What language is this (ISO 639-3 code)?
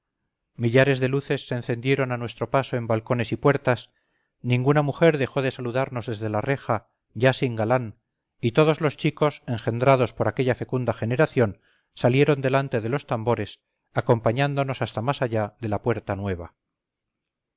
spa